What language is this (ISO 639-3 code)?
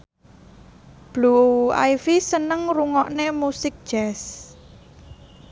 jav